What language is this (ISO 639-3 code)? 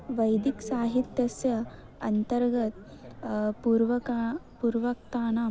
san